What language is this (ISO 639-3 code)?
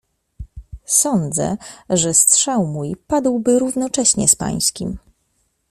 pol